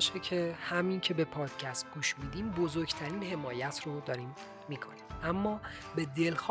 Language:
Persian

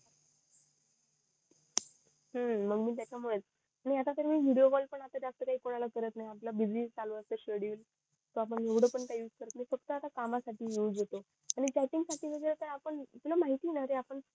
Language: Marathi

